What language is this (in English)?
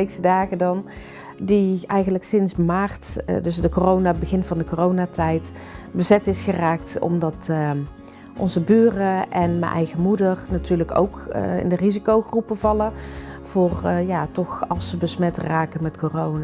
Dutch